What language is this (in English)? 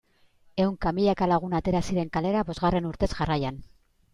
Basque